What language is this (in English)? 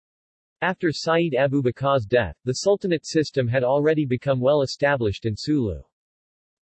English